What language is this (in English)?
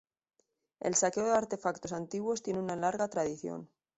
Spanish